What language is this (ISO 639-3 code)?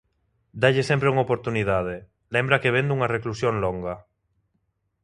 glg